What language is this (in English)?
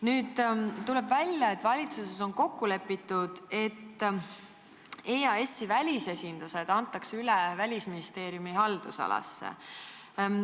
Estonian